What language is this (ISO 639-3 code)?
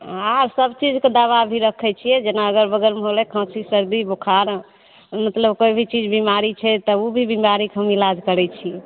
mai